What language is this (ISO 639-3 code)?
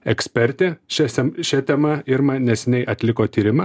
lit